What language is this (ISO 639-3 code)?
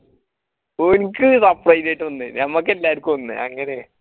mal